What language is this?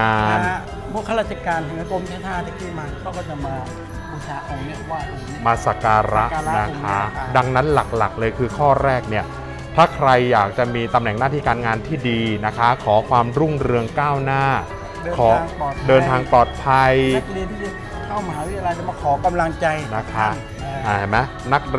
Thai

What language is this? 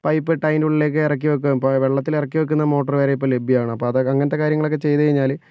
Malayalam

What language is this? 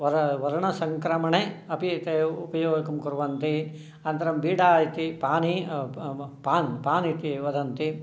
Sanskrit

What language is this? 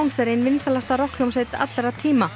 Icelandic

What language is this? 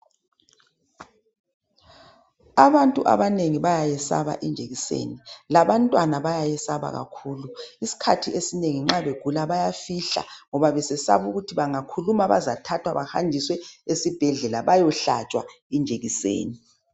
North Ndebele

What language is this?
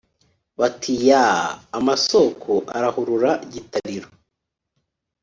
Kinyarwanda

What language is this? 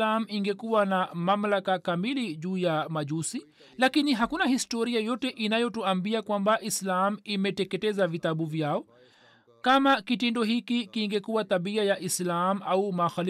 Swahili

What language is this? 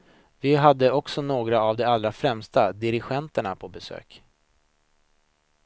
Swedish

